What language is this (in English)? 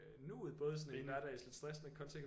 Danish